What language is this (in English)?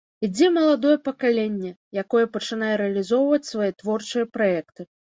Belarusian